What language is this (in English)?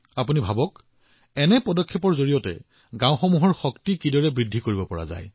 Assamese